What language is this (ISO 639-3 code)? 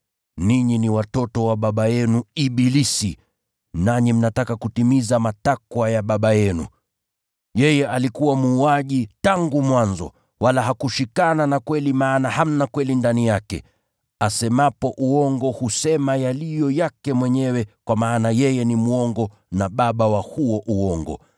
swa